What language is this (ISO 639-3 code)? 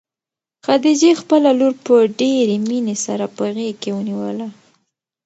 pus